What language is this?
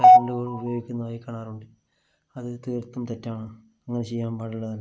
Malayalam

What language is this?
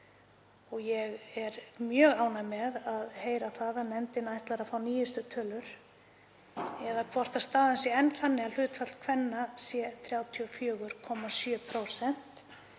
Icelandic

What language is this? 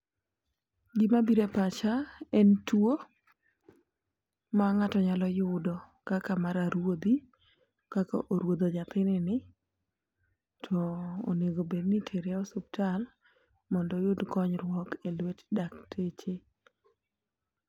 Luo (Kenya and Tanzania)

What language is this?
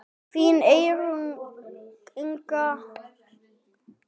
Icelandic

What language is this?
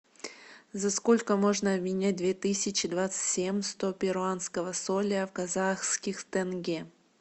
Russian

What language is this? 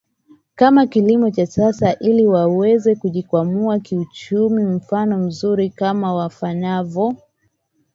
Swahili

